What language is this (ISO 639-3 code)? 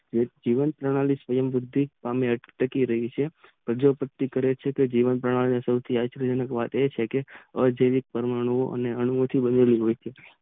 guj